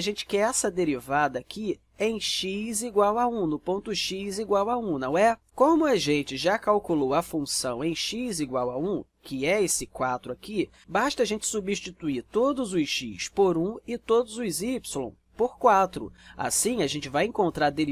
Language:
Portuguese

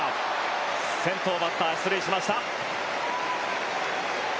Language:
Japanese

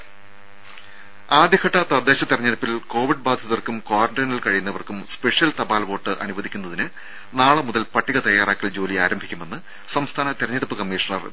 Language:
Malayalam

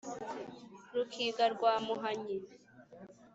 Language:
Kinyarwanda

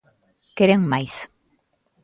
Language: Galician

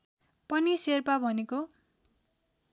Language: Nepali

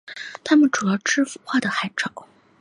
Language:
Chinese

